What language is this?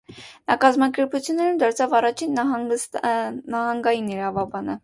Armenian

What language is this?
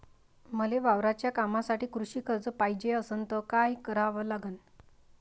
Marathi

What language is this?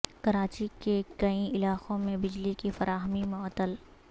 Urdu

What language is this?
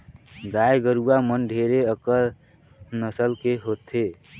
Chhattisgarhi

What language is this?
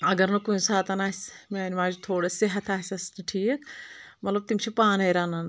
Kashmiri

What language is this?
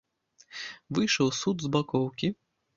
Belarusian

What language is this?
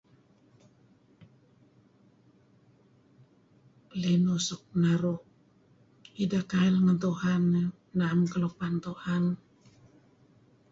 Kelabit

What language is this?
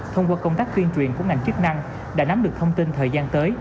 Vietnamese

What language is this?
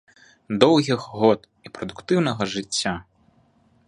Belarusian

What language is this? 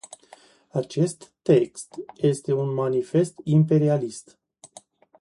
Romanian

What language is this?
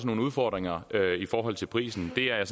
Danish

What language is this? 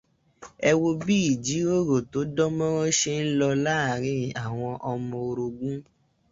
Yoruba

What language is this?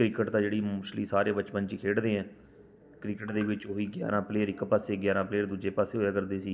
Punjabi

